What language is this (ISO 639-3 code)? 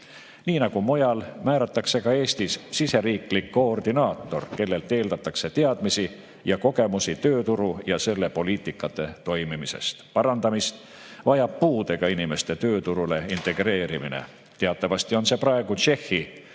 est